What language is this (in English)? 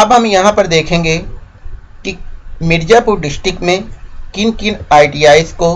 Hindi